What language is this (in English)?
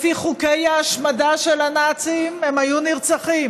Hebrew